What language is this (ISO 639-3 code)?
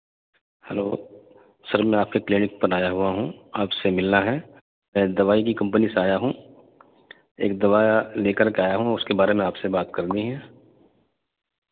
urd